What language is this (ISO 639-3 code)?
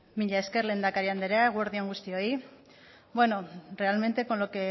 eus